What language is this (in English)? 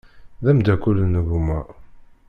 Kabyle